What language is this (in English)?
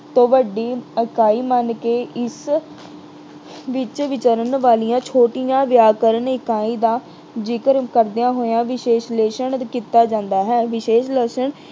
Punjabi